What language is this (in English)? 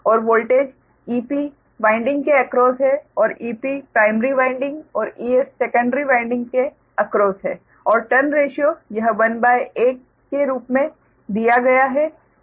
Hindi